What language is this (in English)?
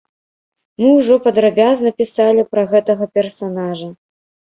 Belarusian